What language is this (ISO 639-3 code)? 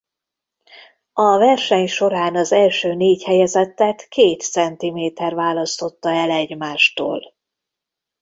hun